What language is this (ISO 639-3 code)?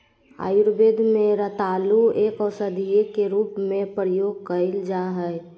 mag